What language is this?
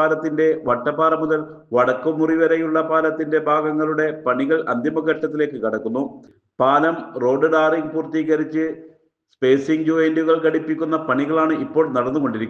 Malayalam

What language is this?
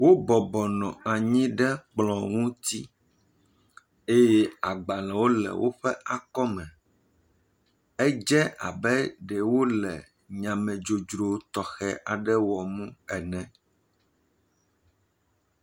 Ewe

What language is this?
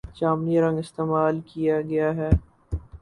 Urdu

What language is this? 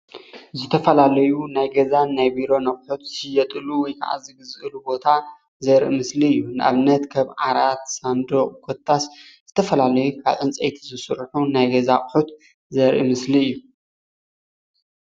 Tigrinya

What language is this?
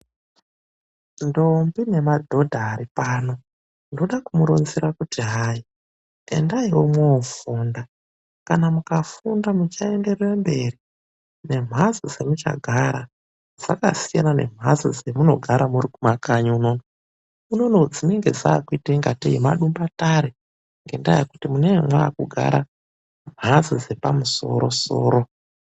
Ndau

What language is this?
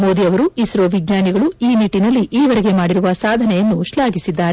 Kannada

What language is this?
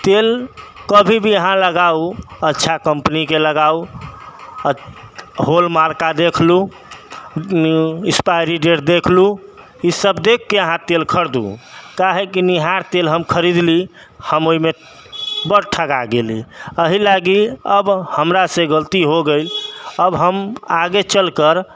Maithili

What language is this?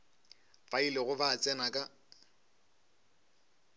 Northern Sotho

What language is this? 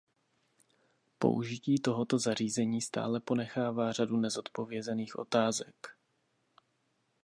Czech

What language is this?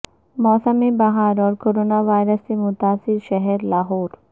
Urdu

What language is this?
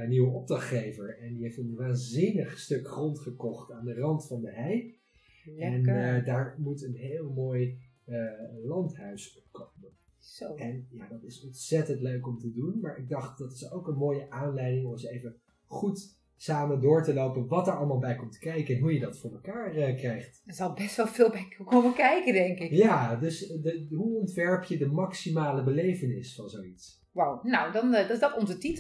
Dutch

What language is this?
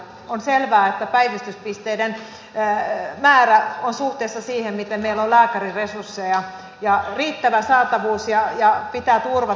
Finnish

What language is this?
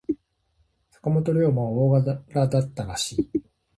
Japanese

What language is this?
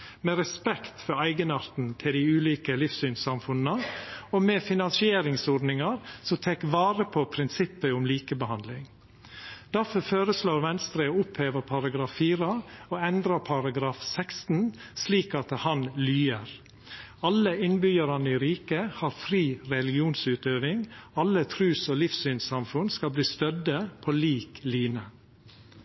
Norwegian Nynorsk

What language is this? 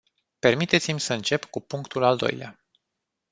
Romanian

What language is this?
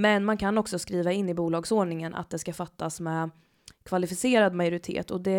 Swedish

